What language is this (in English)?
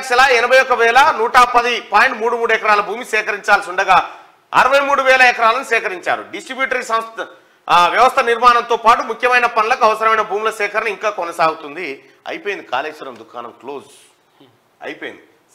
Telugu